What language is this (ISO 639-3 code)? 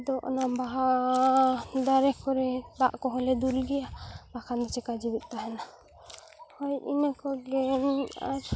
sat